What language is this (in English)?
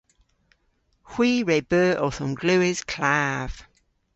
Cornish